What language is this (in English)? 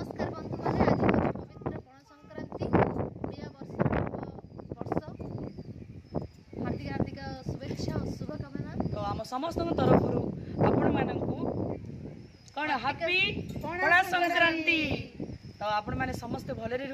Indonesian